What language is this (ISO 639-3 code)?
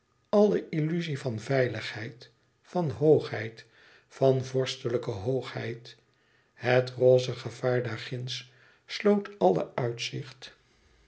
nld